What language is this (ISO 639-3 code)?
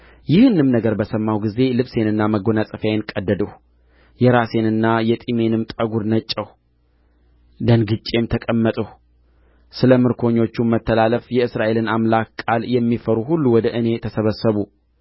amh